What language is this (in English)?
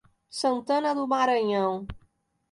Portuguese